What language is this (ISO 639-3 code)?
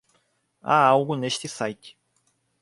por